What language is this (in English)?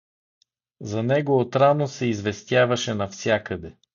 Bulgarian